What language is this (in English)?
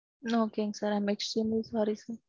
Tamil